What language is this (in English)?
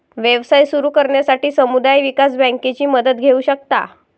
Marathi